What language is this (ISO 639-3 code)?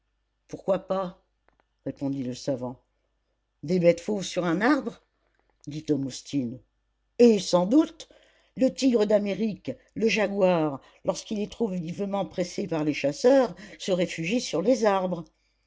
fra